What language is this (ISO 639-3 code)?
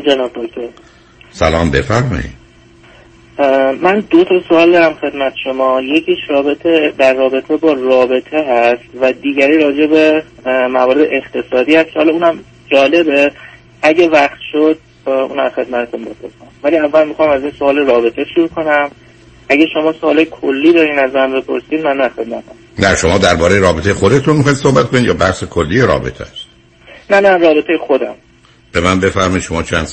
fas